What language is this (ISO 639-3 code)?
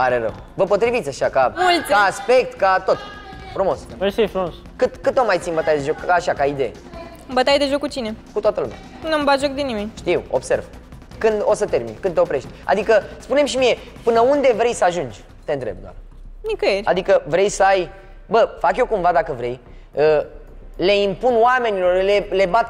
ron